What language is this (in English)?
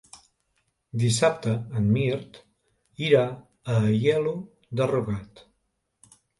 Catalan